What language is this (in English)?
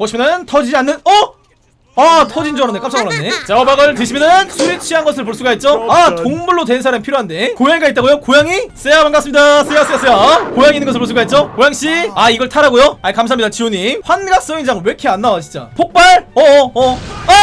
Korean